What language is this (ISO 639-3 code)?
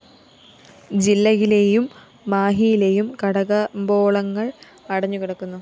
mal